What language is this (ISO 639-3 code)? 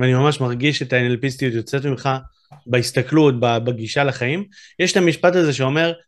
heb